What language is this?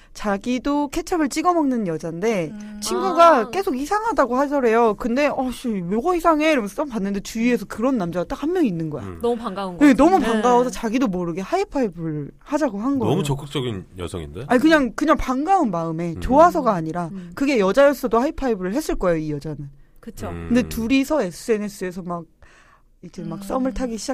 Korean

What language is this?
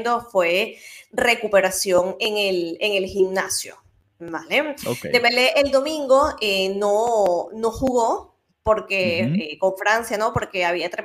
Spanish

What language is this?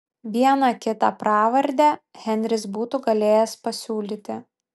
Lithuanian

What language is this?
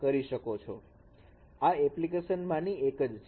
Gujarati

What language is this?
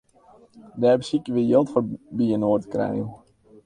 Western Frisian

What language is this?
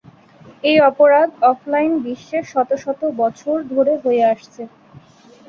Bangla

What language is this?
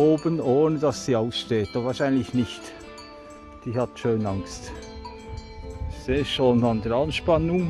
German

